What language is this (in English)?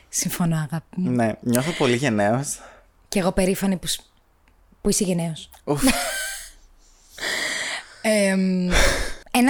Greek